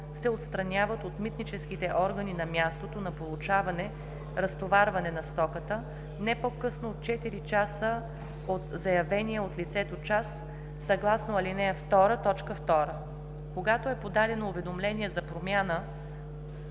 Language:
Bulgarian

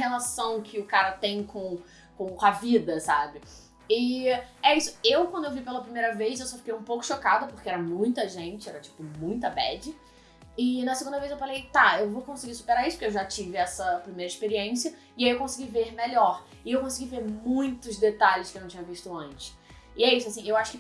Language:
Portuguese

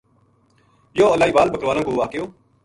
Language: Gujari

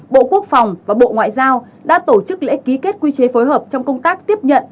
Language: Vietnamese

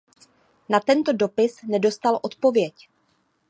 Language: Czech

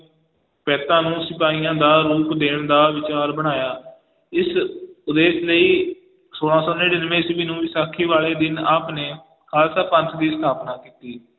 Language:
Punjabi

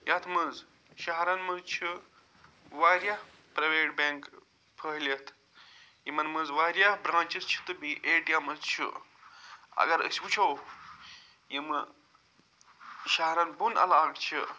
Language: Kashmiri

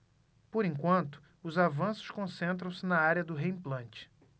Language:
Portuguese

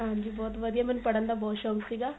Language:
Punjabi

